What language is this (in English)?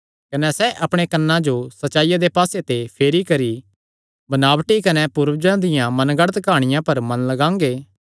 Kangri